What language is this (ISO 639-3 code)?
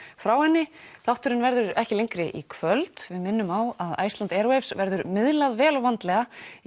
isl